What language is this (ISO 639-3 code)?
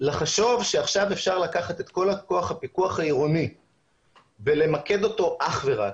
heb